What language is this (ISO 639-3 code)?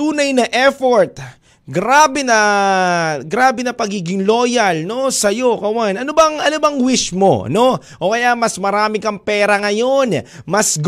fil